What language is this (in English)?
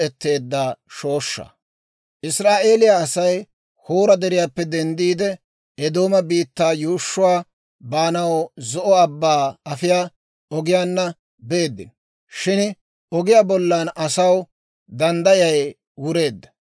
Dawro